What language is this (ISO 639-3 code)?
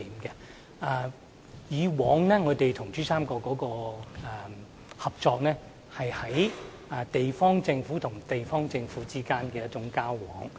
yue